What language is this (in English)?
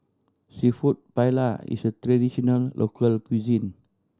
English